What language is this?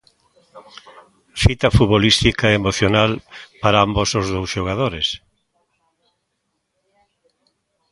Galician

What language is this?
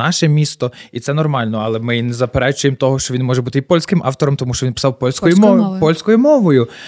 Ukrainian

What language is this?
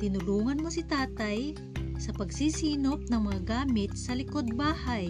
Filipino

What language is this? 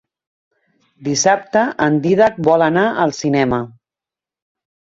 Catalan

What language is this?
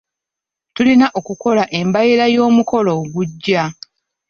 Ganda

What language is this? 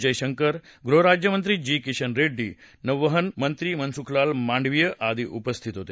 Marathi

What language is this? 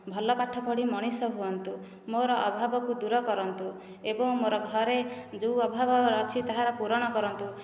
Odia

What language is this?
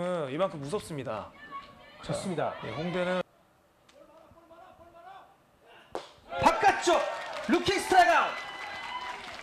Korean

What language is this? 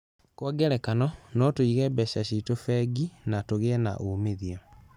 Kikuyu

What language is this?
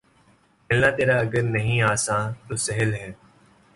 Urdu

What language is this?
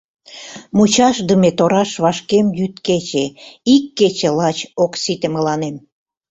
Mari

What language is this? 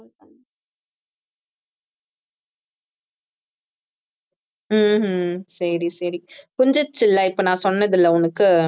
Tamil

